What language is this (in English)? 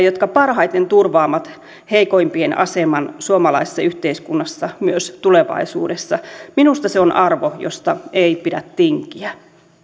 Finnish